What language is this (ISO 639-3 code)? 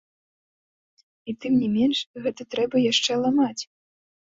bel